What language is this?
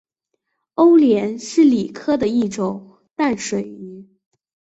Chinese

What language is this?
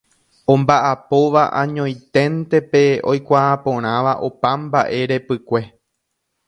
Guarani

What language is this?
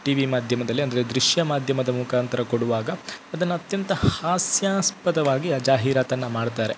Kannada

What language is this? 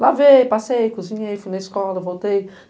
Portuguese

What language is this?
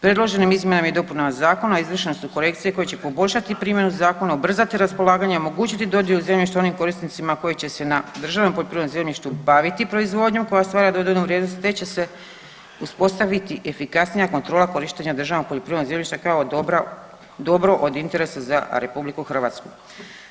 Croatian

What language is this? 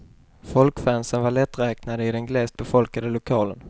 Swedish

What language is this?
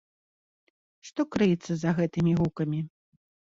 Belarusian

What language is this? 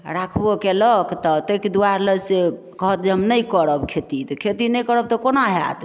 Maithili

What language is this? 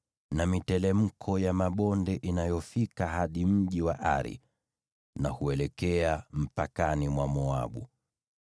Swahili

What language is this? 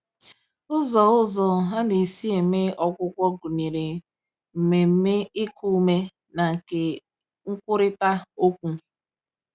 Igbo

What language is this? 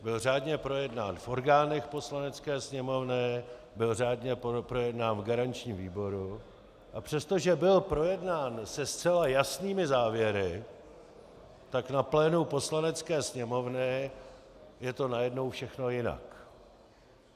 Czech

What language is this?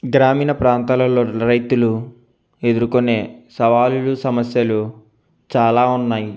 Telugu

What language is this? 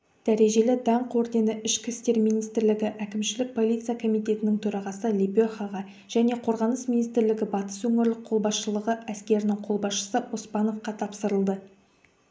Kazakh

